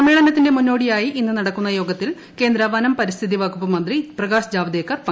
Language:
Malayalam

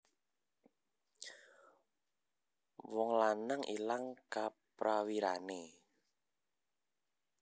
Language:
Javanese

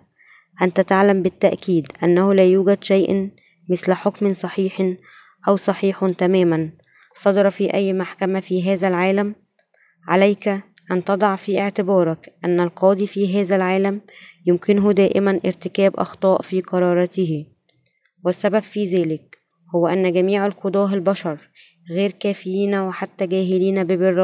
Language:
Arabic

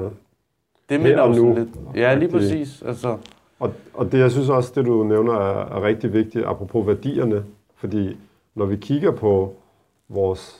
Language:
Danish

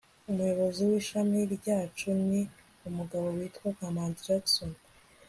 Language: Kinyarwanda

